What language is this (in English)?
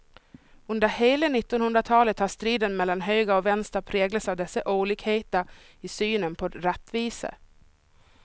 Swedish